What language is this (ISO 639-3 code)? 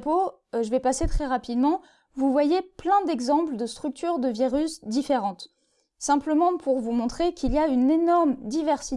fra